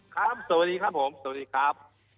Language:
Thai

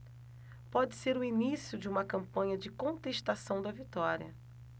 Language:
Portuguese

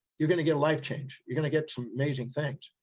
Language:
English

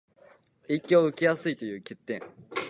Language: Japanese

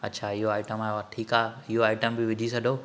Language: Sindhi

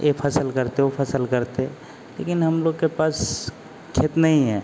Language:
Hindi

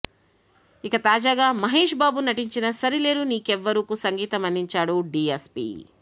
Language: Telugu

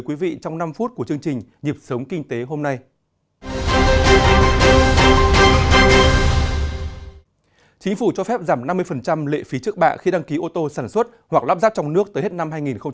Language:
Vietnamese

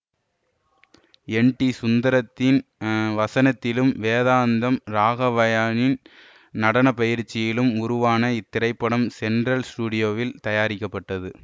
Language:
Tamil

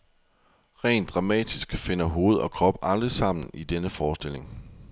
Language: Danish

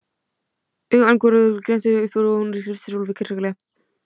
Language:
Icelandic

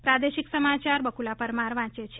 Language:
Gujarati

